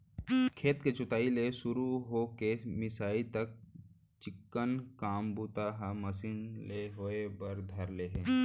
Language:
Chhattisgarhi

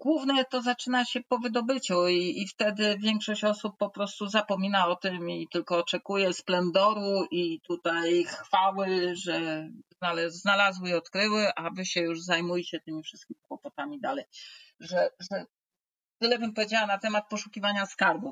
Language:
Polish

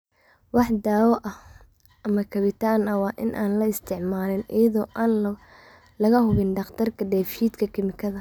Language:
Somali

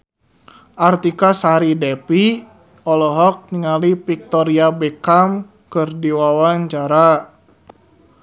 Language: Sundanese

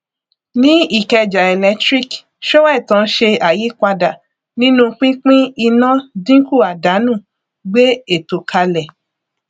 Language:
Yoruba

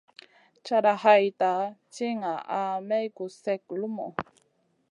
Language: Masana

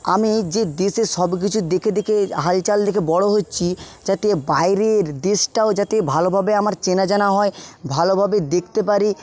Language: Bangla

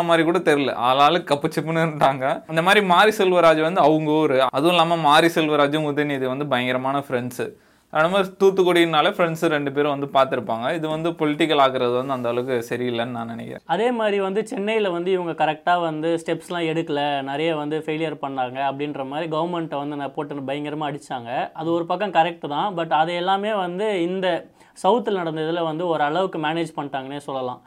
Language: Tamil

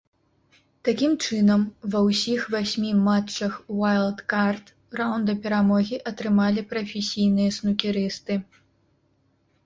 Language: Belarusian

